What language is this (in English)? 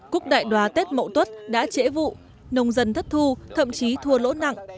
Vietnamese